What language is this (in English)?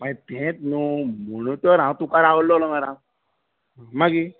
Konkani